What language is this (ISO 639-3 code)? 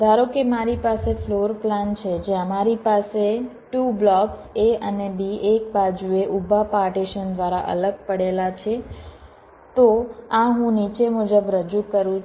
guj